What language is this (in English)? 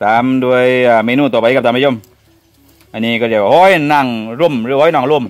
Thai